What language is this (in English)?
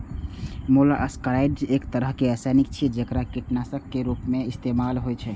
Maithili